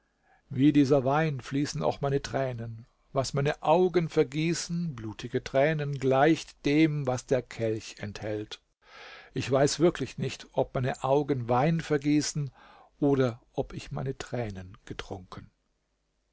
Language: German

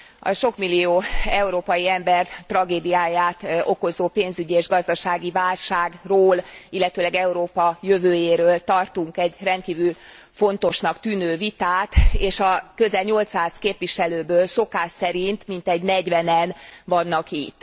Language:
Hungarian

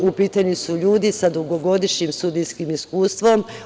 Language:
Serbian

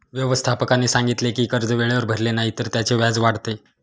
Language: Marathi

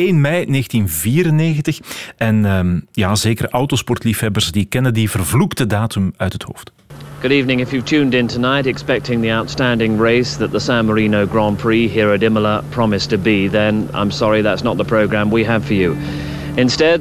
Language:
Dutch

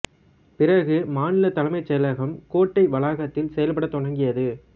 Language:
Tamil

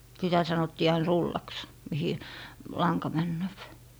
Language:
Finnish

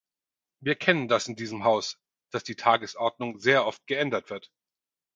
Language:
German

